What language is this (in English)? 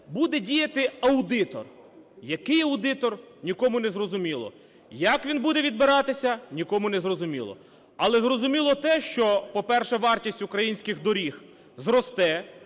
Ukrainian